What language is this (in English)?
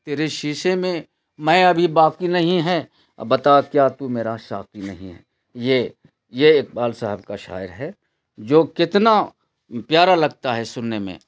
Urdu